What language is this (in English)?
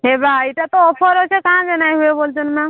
Odia